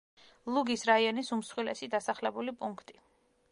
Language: Georgian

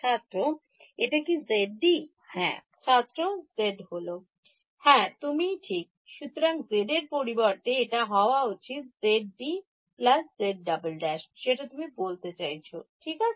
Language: Bangla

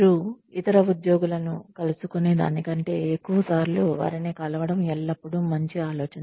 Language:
Telugu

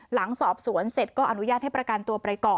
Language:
Thai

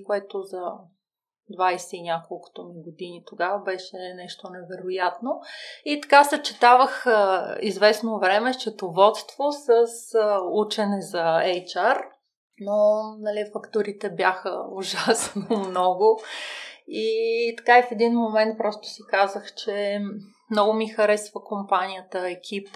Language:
Bulgarian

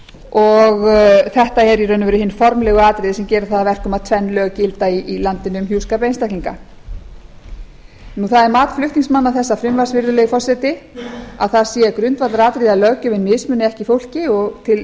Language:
Icelandic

